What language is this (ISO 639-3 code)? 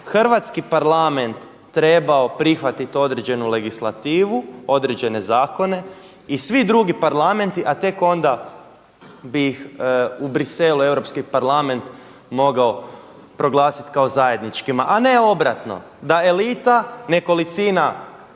hrv